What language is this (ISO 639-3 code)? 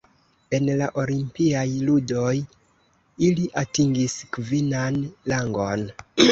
epo